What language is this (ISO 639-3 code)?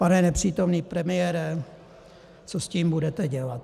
ces